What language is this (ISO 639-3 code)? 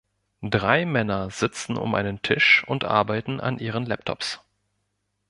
deu